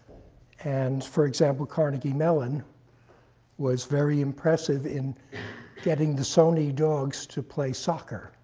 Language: English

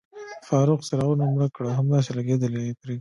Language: Pashto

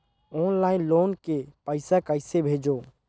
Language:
Chhattisgarhi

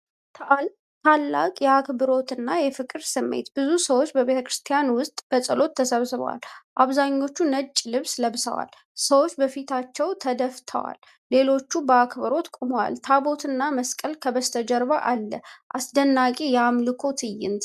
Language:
Amharic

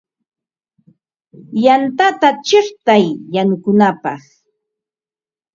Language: Ambo-Pasco Quechua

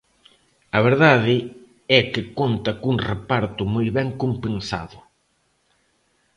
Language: Galician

